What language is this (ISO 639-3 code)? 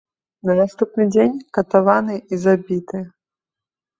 bel